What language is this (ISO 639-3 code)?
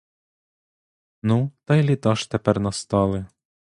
ukr